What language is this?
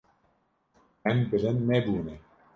Kurdish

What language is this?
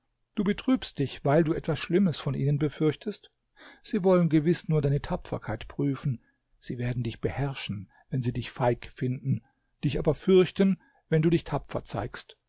German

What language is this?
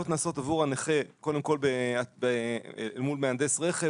Hebrew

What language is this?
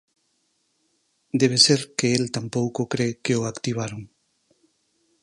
Galician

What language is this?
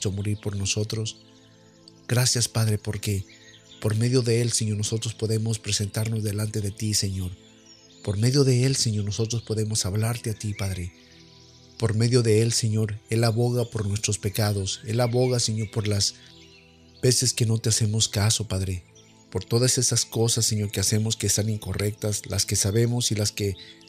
Spanish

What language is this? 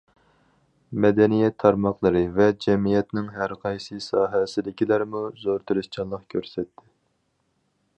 Uyghur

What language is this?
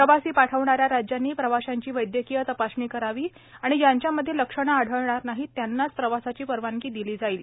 Marathi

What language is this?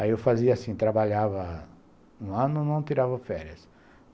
Portuguese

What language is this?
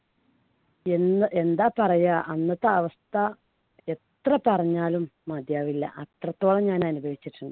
Malayalam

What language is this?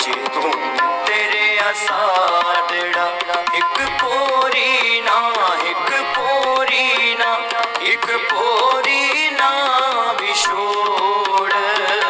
Punjabi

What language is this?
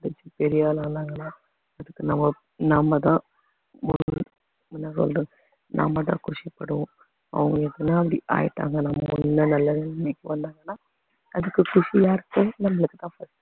Tamil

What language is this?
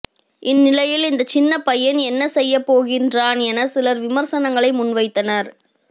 Tamil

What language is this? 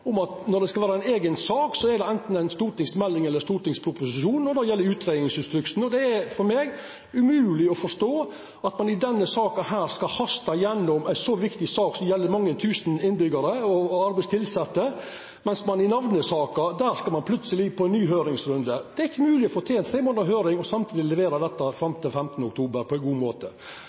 Norwegian Nynorsk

